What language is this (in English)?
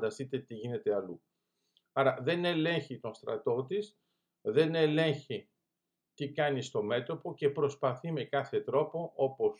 Greek